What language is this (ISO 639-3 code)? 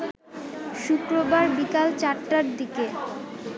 ben